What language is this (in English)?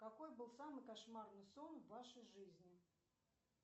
Russian